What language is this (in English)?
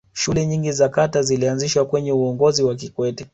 Swahili